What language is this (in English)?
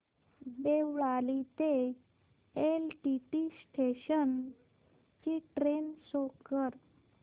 Marathi